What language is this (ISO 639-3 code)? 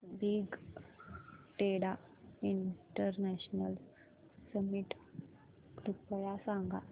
mar